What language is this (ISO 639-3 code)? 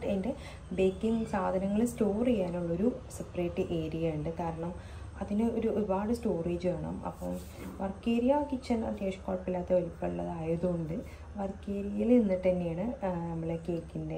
mal